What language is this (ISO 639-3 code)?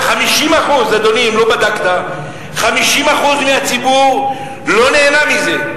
heb